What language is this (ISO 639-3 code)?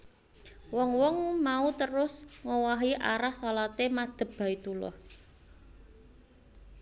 jav